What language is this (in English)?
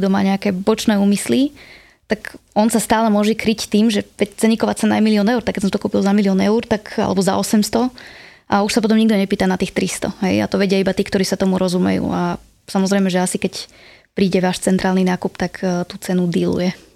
Slovak